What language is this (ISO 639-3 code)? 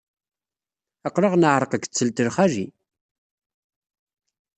kab